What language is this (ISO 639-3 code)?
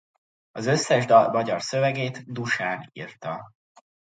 hun